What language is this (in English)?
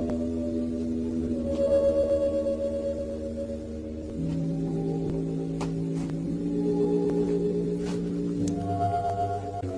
Vietnamese